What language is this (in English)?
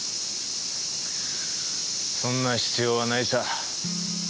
Japanese